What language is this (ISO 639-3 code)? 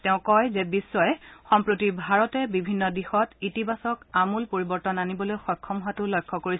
asm